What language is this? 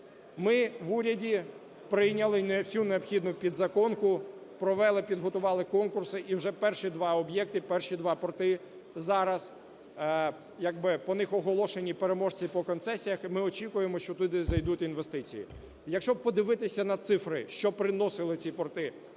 Ukrainian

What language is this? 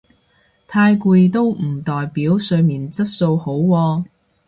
Cantonese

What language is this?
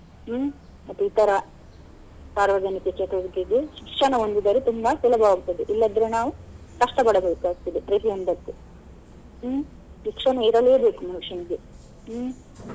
Kannada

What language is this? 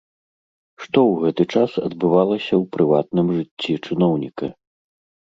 Belarusian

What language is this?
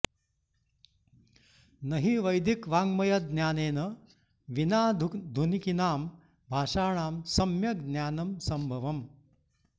Sanskrit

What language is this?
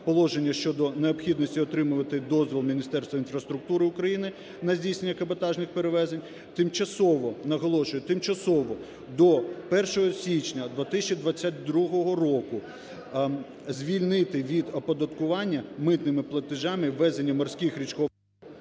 Ukrainian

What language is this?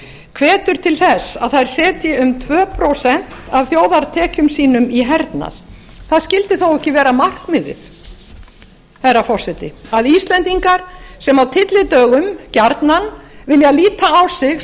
Icelandic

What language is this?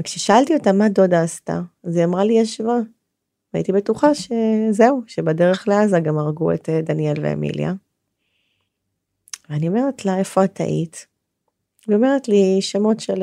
Hebrew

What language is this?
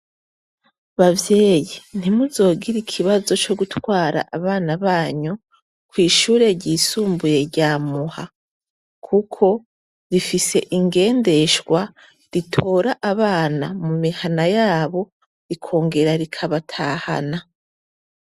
Rundi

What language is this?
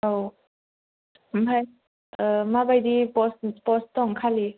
Bodo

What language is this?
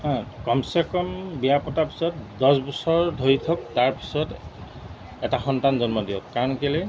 Assamese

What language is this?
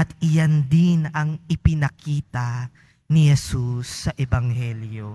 Filipino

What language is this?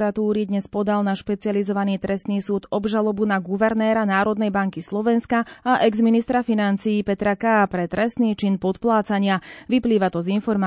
Slovak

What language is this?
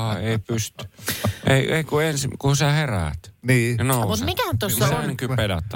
Finnish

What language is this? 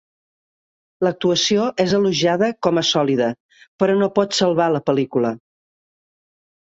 Catalan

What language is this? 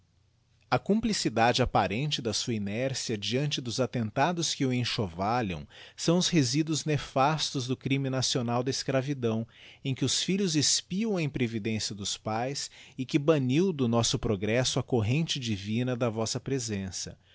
Portuguese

